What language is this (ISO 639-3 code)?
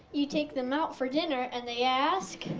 eng